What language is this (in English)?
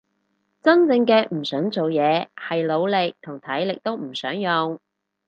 Cantonese